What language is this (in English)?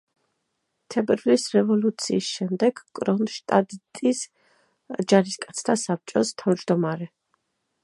Georgian